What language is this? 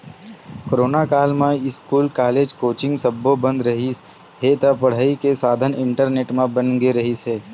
Chhattisgarhi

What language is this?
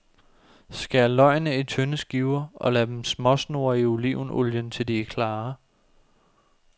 Danish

